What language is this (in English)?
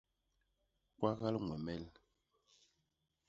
Basaa